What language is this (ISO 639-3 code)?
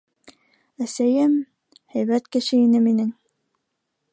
bak